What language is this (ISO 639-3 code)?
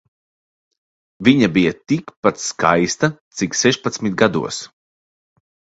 lav